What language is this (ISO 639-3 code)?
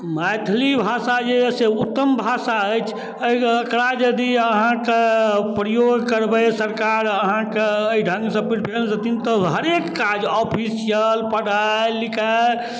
mai